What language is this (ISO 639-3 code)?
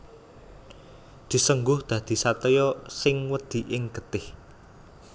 jav